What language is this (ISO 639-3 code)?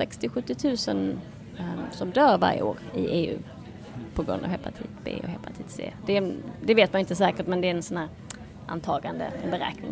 swe